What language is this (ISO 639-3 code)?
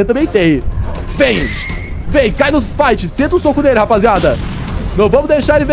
por